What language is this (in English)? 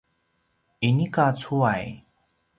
Paiwan